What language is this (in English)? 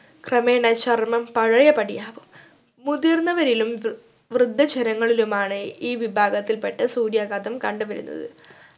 Malayalam